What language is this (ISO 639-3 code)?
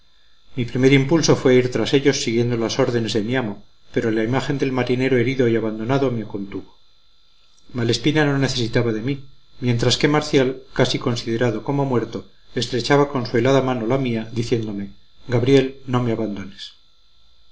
spa